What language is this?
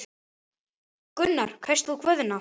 Icelandic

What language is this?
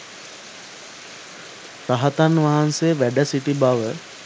Sinhala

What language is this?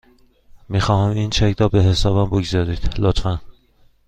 Persian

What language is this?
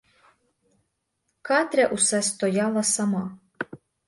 Ukrainian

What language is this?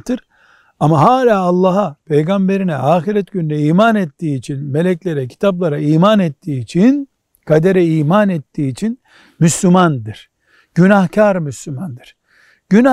Turkish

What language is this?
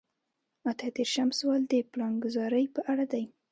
Pashto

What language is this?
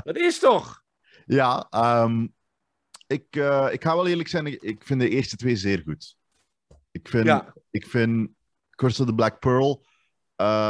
Dutch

